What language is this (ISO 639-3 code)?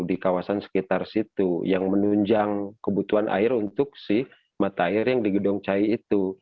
ind